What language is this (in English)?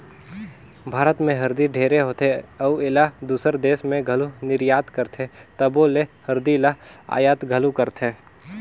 Chhattisgarhi